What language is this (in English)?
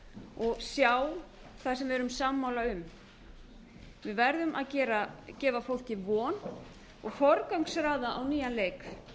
Icelandic